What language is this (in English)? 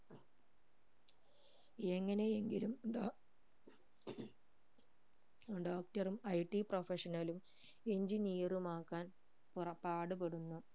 Malayalam